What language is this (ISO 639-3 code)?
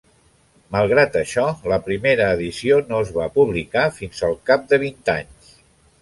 cat